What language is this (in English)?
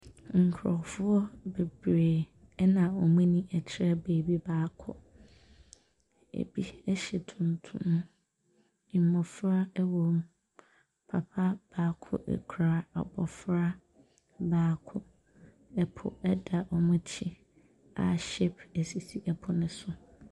Akan